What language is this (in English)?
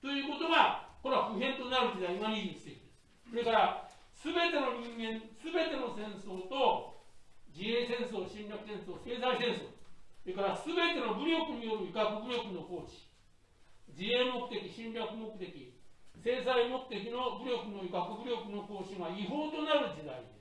Japanese